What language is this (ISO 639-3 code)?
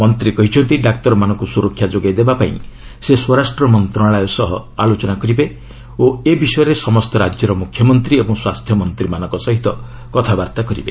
ori